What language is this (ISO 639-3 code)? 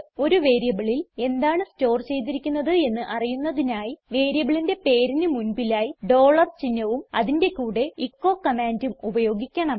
mal